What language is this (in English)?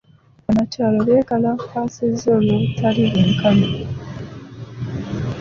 Ganda